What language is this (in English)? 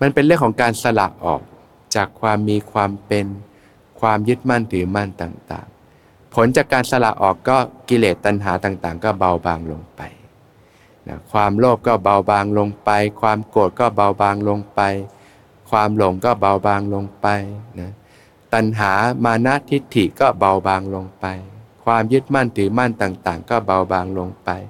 Thai